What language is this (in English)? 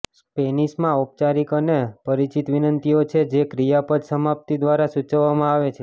Gujarati